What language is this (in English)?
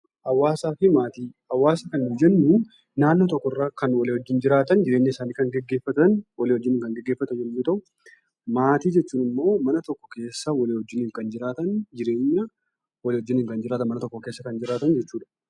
Oromo